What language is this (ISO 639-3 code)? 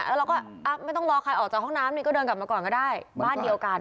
tha